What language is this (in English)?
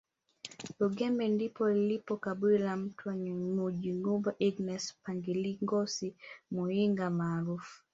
Swahili